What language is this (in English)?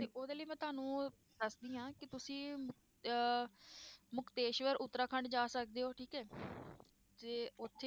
Punjabi